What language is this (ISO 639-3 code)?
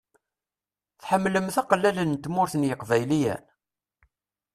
kab